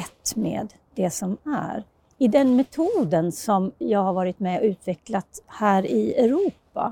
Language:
Swedish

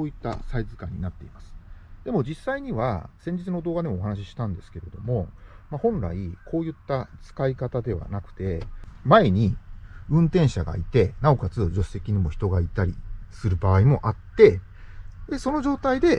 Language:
Japanese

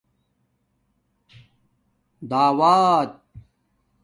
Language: Domaaki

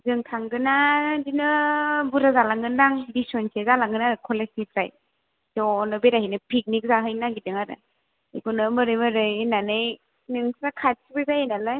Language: Bodo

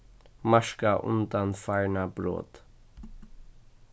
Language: Faroese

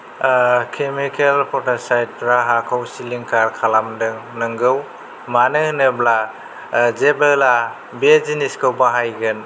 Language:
Bodo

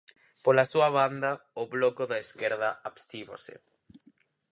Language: Galician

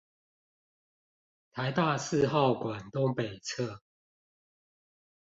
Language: Chinese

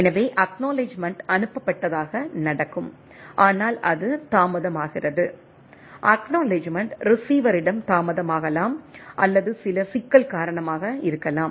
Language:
Tamil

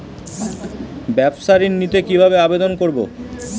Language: Bangla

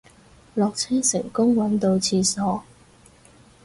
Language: Cantonese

